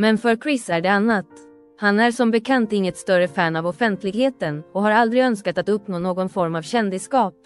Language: Swedish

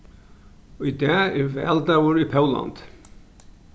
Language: Faroese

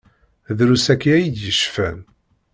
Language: Kabyle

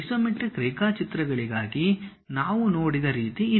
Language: Kannada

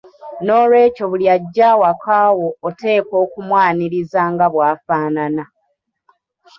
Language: Ganda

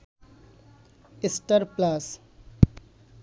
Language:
Bangla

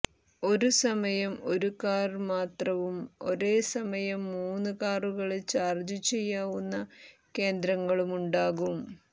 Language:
Malayalam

